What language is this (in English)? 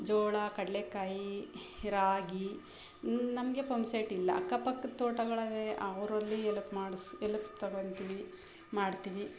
Kannada